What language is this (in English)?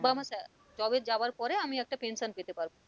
Bangla